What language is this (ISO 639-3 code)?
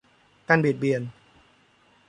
tha